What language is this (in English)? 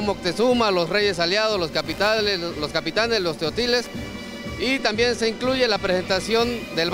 Spanish